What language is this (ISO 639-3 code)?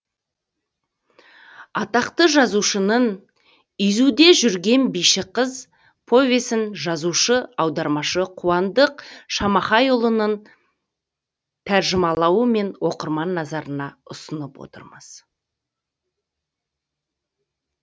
kaz